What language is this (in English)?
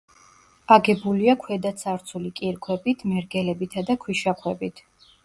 Georgian